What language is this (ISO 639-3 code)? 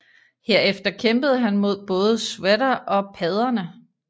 dan